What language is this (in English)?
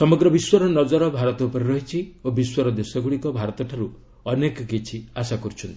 Odia